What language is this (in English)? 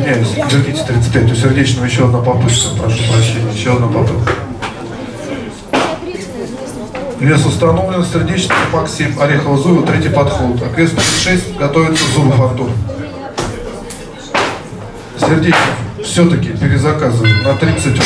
Russian